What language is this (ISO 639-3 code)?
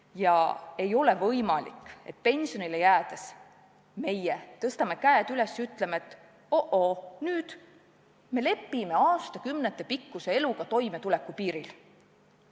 est